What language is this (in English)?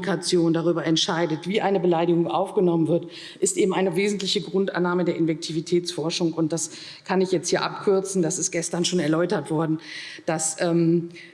German